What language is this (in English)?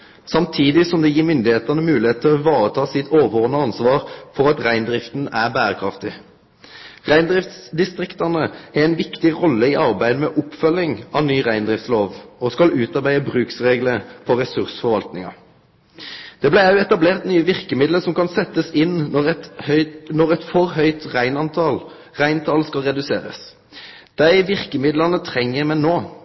Norwegian Nynorsk